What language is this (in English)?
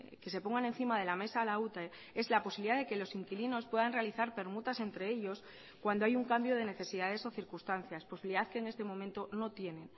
Spanish